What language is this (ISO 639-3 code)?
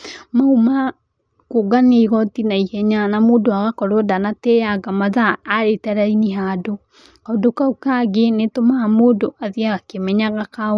kik